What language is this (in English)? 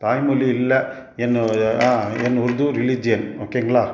Tamil